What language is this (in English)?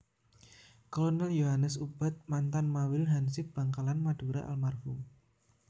Javanese